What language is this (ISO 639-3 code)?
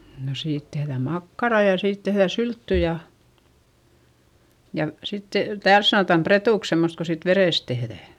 fin